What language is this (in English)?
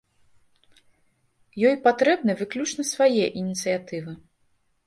Belarusian